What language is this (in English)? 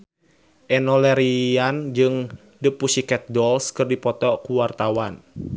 Sundanese